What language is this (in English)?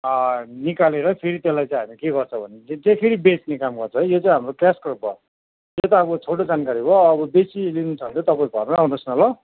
Nepali